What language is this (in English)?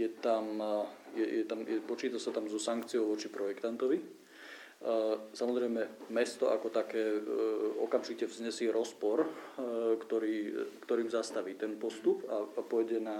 Slovak